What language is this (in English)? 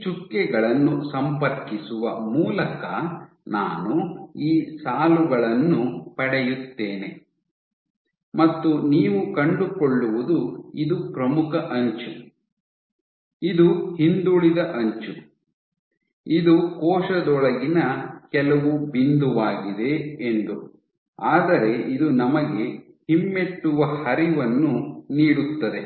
Kannada